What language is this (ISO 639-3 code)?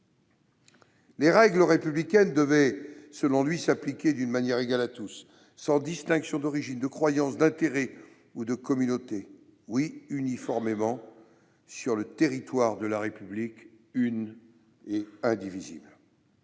fra